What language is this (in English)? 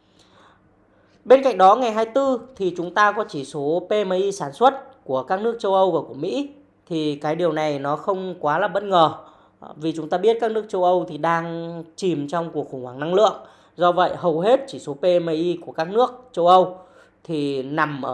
Vietnamese